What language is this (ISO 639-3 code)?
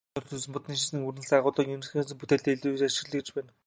mon